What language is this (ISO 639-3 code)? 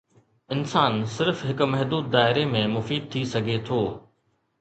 snd